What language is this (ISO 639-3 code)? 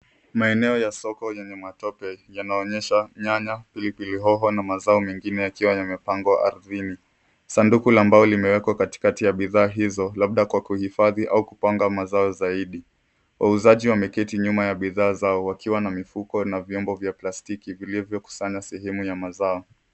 swa